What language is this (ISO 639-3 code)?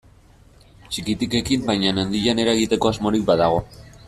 eus